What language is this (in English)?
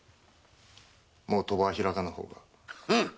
Japanese